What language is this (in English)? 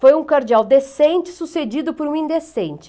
Portuguese